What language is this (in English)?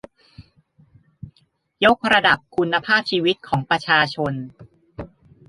Thai